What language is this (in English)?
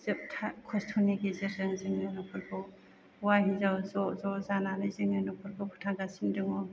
Bodo